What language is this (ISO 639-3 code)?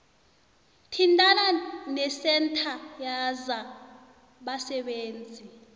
nbl